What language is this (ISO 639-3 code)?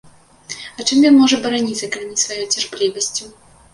bel